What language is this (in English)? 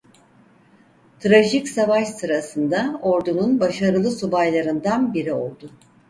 Turkish